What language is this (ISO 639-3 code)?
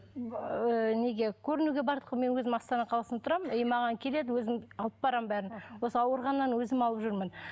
kaz